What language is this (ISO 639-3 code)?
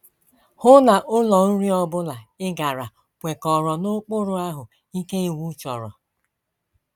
ibo